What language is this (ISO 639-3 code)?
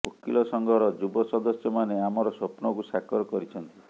ori